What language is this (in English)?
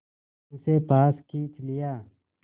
Hindi